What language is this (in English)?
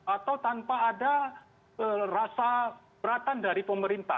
Indonesian